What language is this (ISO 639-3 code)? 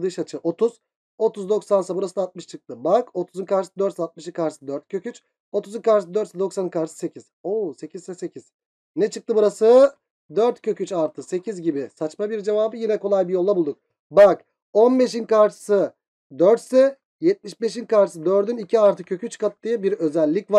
tur